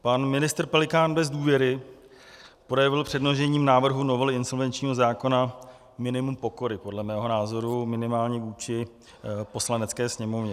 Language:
Czech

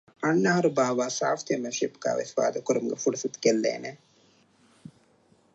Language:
Divehi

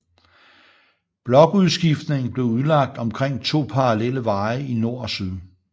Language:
Danish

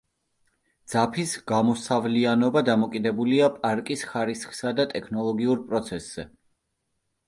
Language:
Georgian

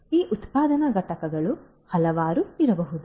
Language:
Kannada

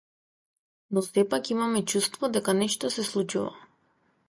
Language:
Macedonian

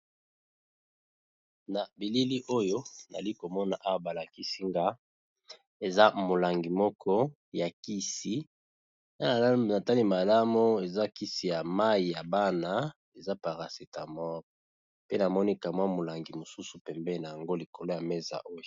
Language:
Lingala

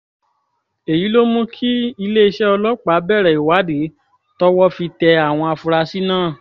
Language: Yoruba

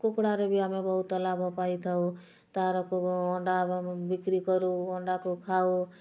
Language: Odia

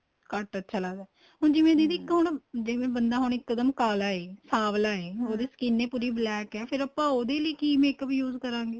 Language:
Punjabi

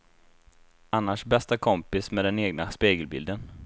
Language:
Swedish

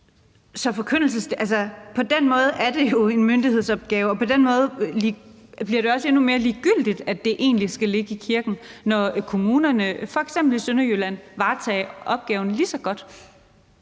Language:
Danish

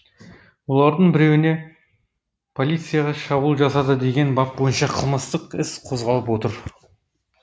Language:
Kazakh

